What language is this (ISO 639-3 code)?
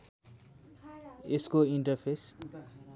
nep